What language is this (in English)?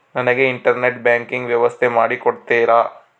Kannada